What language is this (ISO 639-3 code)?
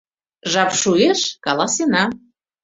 chm